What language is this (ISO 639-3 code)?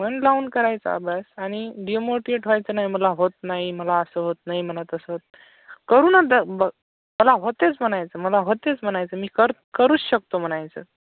mar